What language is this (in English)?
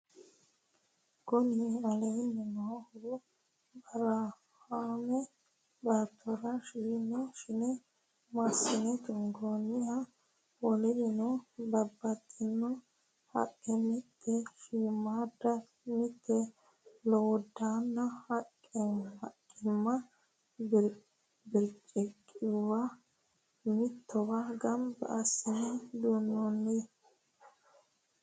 Sidamo